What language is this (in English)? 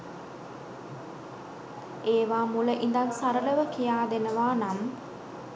Sinhala